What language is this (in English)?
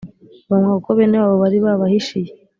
Kinyarwanda